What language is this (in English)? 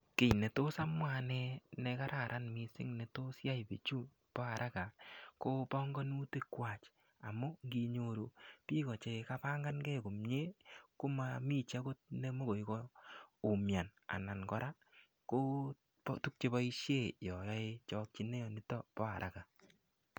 Kalenjin